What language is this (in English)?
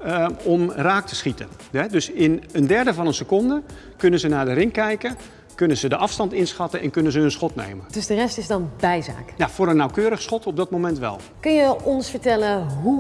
Dutch